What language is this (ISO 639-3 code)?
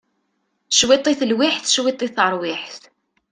kab